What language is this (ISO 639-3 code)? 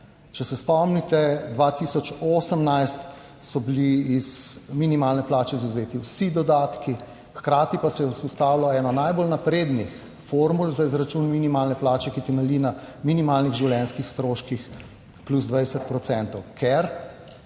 slv